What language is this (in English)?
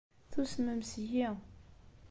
Kabyle